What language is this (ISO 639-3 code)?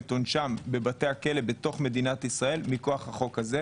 heb